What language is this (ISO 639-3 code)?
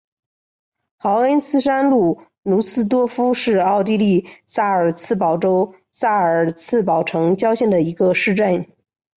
zho